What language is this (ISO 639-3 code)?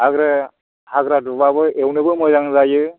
brx